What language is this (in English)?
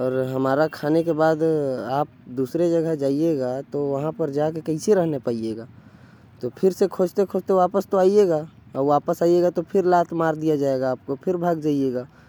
Korwa